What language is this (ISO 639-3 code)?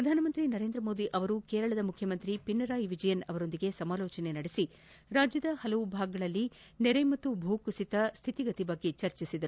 kan